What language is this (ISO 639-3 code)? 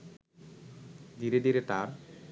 ben